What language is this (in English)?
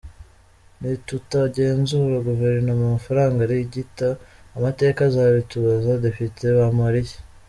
Kinyarwanda